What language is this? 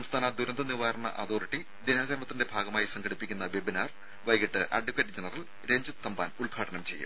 Malayalam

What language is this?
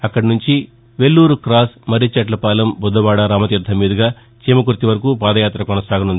Telugu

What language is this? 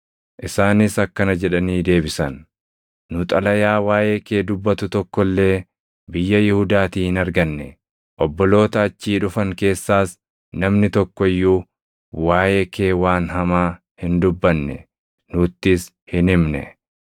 Oromo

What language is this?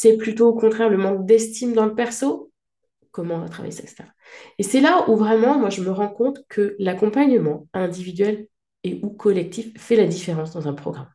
French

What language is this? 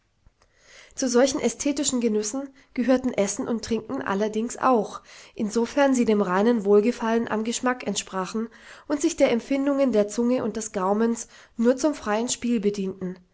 German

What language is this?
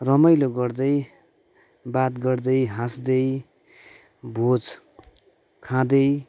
Nepali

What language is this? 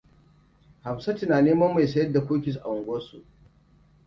Hausa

